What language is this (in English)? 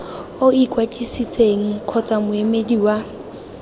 Tswana